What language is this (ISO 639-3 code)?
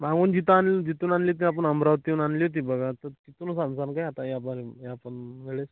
mar